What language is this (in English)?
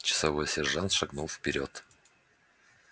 Russian